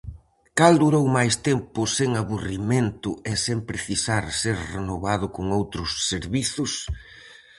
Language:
Galician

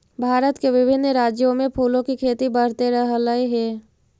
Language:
Magahi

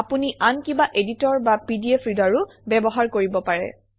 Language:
Assamese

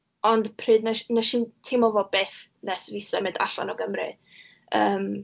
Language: Welsh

